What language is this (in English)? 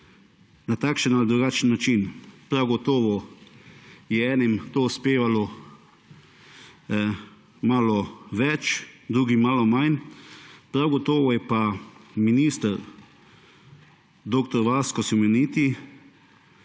Slovenian